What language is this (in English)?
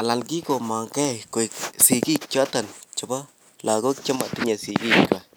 Kalenjin